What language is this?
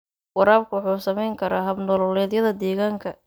Somali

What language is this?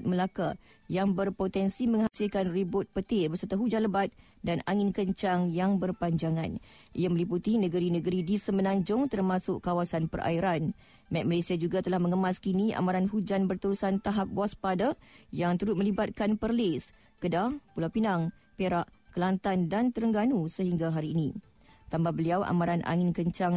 Malay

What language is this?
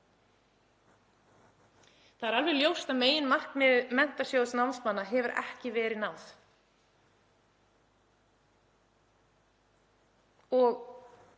Icelandic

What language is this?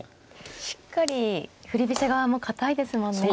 Japanese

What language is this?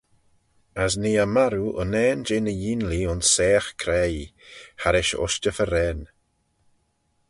Manx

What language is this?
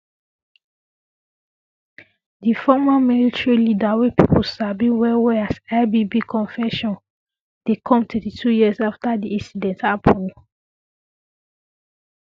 Nigerian Pidgin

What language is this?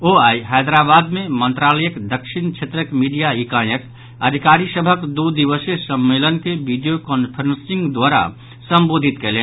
Maithili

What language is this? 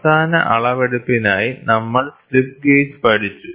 Malayalam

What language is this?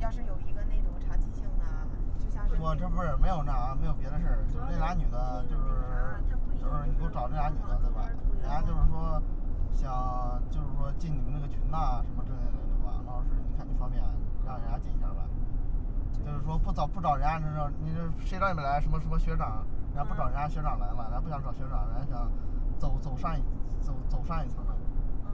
Chinese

